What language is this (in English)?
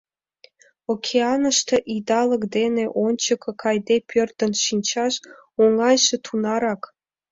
Mari